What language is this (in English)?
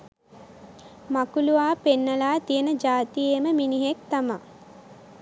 Sinhala